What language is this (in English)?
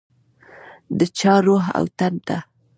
Pashto